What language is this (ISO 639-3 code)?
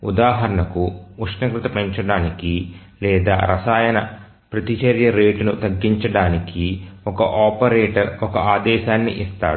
tel